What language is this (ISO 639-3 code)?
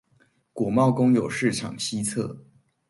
zho